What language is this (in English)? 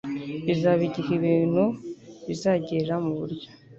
Kinyarwanda